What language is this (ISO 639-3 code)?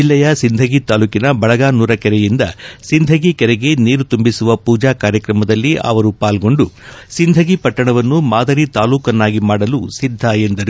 kan